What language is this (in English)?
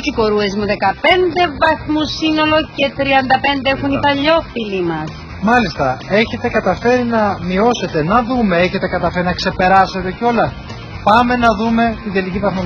Greek